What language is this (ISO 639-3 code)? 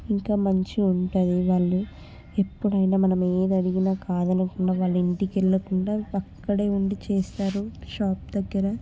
tel